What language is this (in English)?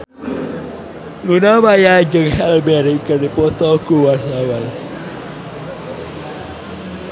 Sundanese